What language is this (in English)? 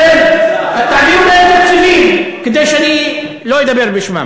Hebrew